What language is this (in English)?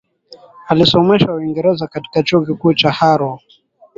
Swahili